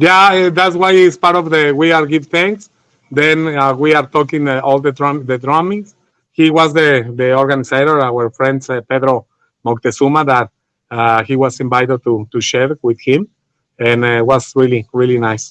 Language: English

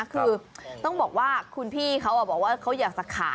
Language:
Thai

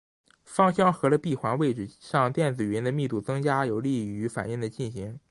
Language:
Chinese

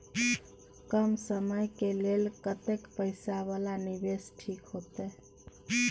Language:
Maithili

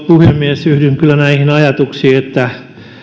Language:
Finnish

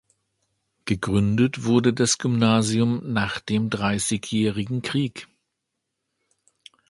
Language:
German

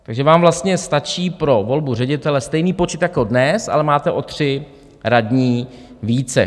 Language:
Czech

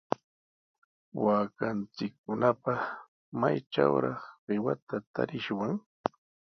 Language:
Sihuas Ancash Quechua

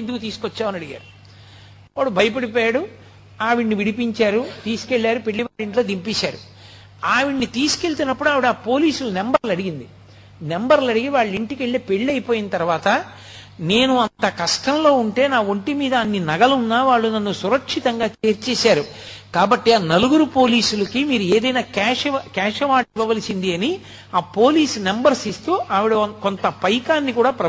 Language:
Telugu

